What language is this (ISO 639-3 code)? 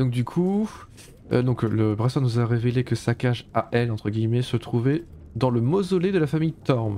fra